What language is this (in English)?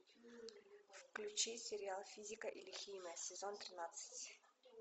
Russian